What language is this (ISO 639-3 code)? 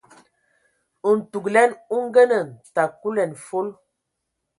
ewo